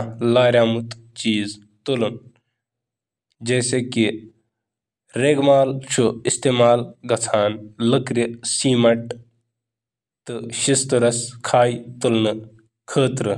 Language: Kashmiri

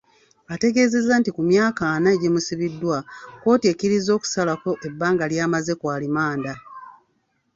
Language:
Ganda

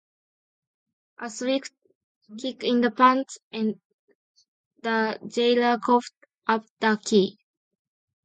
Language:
English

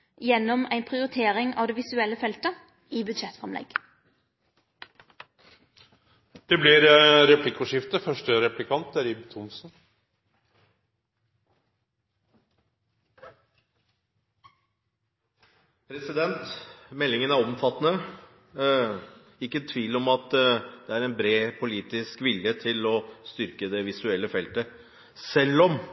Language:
Norwegian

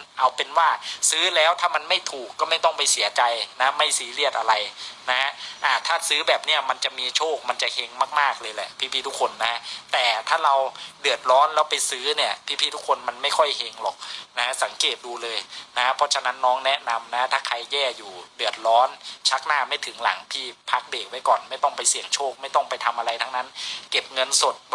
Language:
Thai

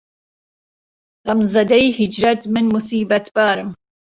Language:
Central Kurdish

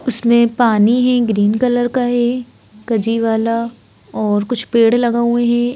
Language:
Hindi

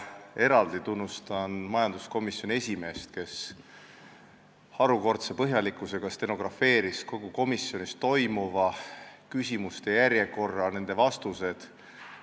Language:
Estonian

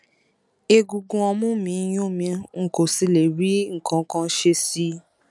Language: Yoruba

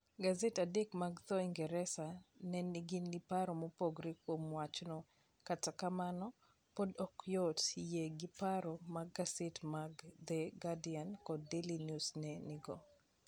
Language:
Luo (Kenya and Tanzania)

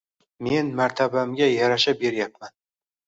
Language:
Uzbek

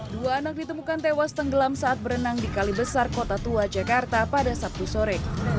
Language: Indonesian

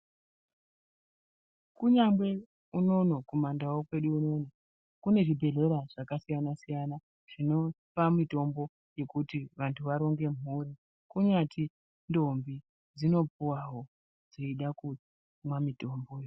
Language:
Ndau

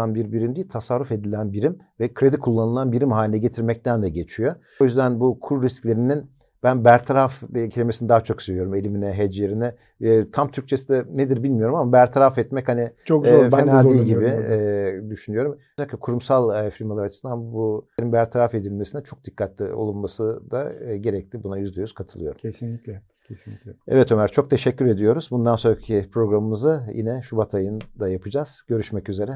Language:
Turkish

